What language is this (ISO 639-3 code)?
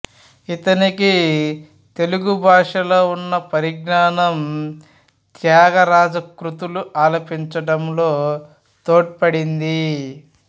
tel